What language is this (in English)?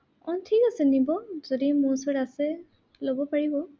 Assamese